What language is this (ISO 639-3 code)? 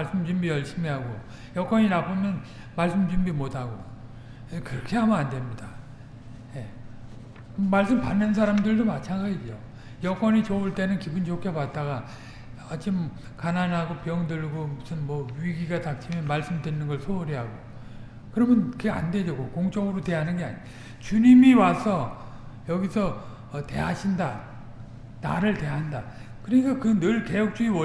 kor